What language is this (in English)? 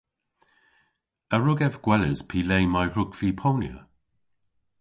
Cornish